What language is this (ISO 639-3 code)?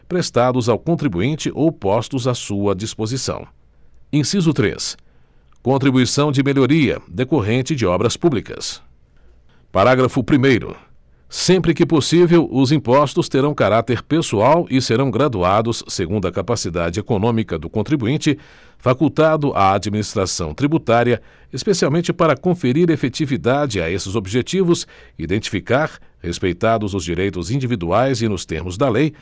por